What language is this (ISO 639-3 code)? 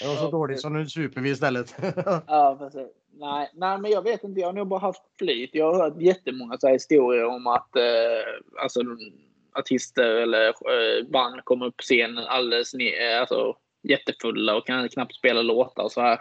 swe